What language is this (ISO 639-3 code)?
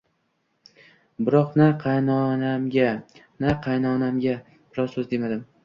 uzb